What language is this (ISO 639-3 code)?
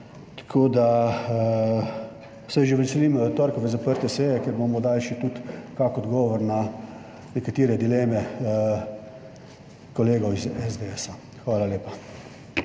slv